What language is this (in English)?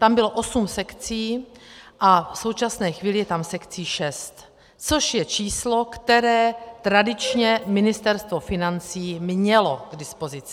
Czech